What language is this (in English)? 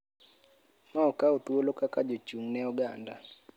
Luo (Kenya and Tanzania)